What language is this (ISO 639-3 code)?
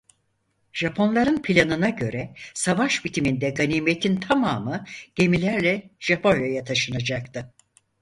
tur